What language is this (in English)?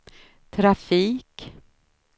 Swedish